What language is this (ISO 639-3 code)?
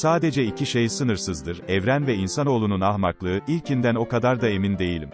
tur